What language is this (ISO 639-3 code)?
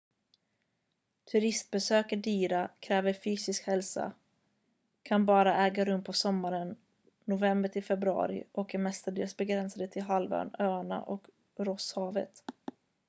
swe